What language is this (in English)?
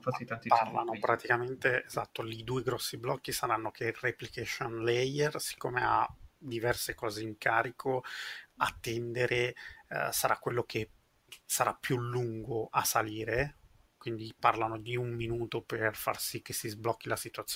Italian